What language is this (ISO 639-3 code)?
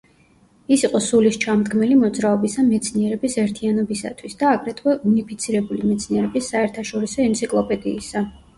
kat